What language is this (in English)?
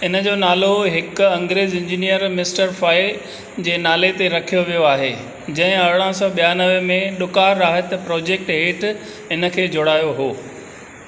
Sindhi